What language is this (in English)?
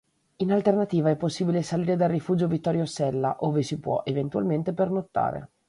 Italian